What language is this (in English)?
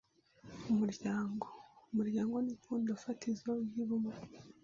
Kinyarwanda